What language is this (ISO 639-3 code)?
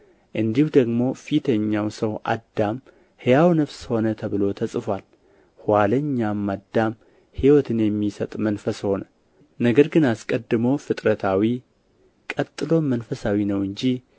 amh